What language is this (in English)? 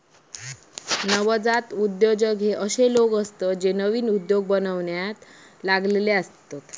Marathi